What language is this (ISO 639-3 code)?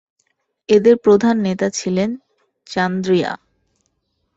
ben